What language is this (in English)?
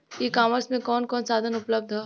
Bhojpuri